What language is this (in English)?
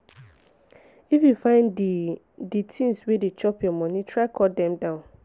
Nigerian Pidgin